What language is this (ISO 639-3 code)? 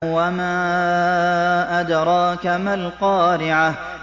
ara